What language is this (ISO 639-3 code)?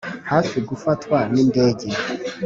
kin